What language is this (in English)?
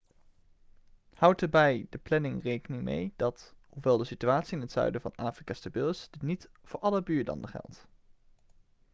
Dutch